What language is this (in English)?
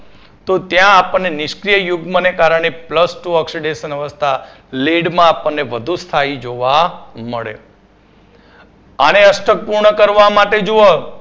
Gujarati